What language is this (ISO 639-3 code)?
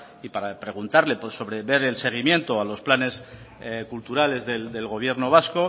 spa